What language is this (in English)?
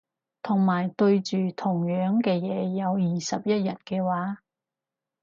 Cantonese